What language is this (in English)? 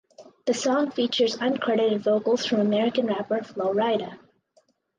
English